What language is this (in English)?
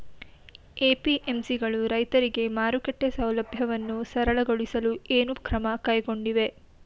Kannada